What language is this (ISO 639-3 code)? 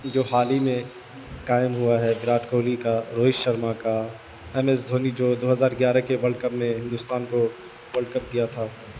urd